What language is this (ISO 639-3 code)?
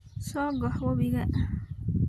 som